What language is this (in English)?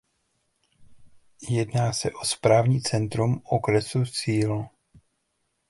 Czech